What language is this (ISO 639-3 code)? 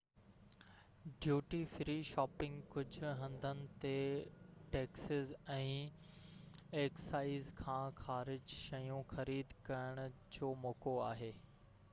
snd